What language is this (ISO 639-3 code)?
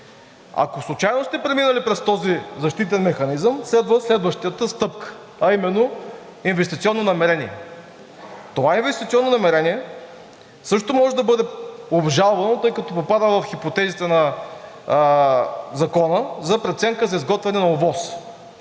bul